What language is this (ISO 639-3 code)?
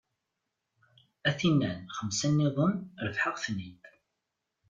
kab